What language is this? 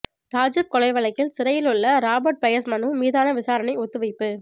Tamil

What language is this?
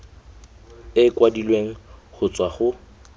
Tswana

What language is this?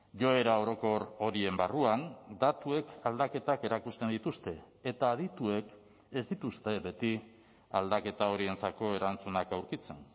Basque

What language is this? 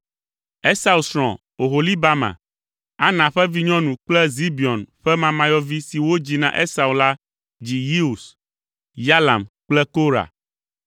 Ewe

